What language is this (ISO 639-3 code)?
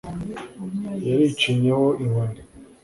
kin